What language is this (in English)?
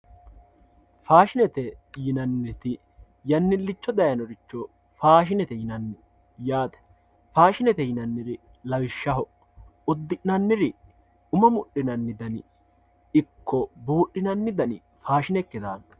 Sidamo